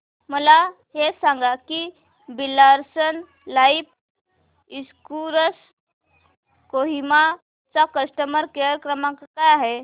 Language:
Marathi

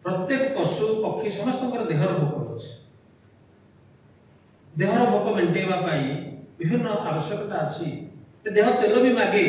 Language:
Bangla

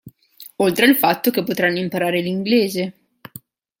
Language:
Italian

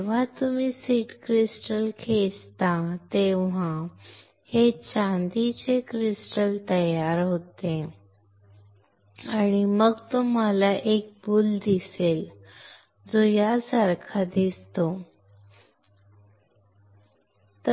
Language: Marathi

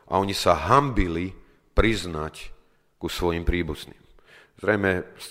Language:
Slovak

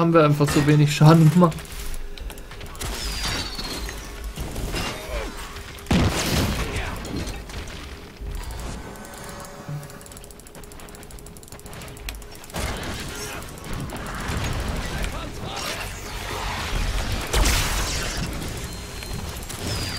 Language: German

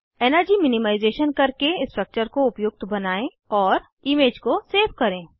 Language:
Hindi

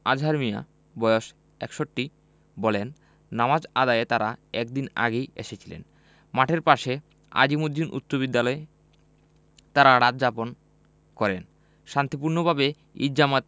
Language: Bangla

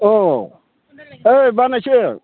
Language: Bodo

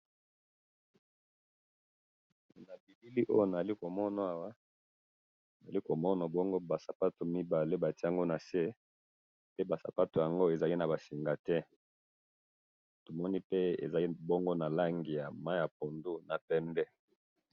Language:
Lingala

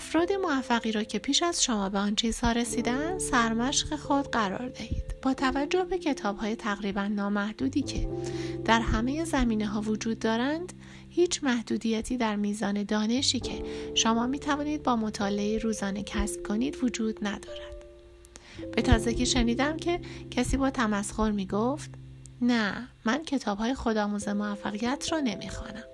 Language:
Persian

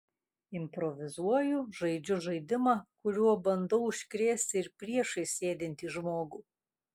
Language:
Lithuanian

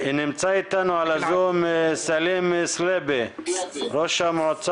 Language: Hebrew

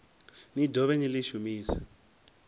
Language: Venda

